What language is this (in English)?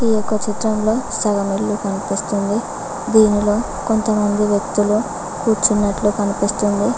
Telugu